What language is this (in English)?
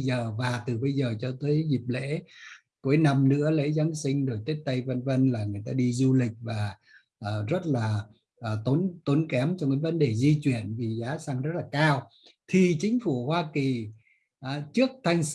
Vietnamese